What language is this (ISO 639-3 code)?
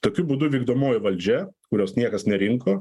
lit